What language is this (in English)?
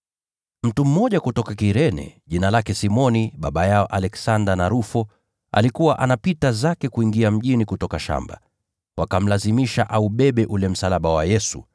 Swahili